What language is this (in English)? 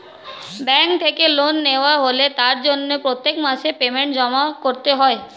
Bangla